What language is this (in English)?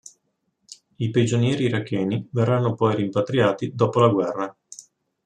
Italian